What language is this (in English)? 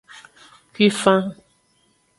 Aja (Benin)